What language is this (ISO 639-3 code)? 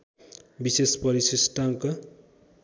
nep